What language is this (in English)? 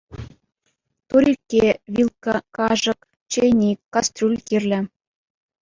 Chuvash